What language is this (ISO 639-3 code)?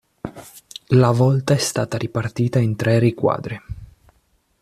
ita